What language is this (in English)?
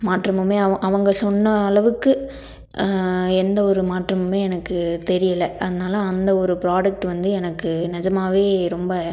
Tamil